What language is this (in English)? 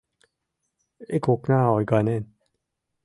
Mari